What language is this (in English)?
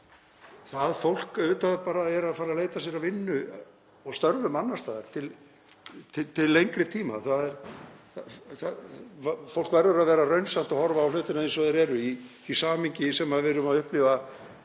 Icelandic